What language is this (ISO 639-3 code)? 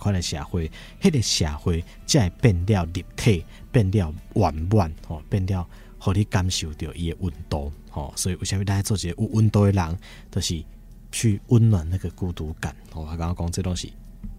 zho